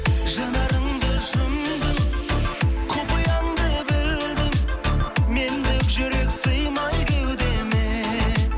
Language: Kazakh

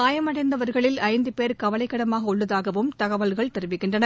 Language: Tamil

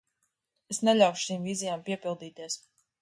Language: Latvian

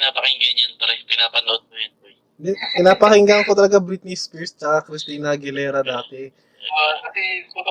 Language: Filipino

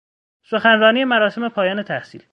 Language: Persian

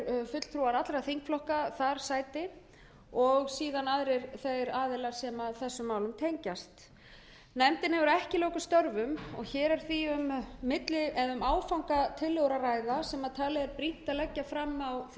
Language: Icelandic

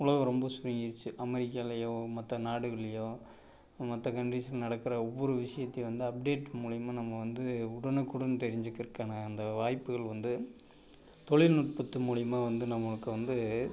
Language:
Tamil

